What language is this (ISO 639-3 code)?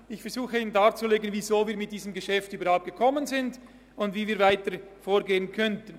gsw